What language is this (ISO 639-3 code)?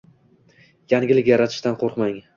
uzb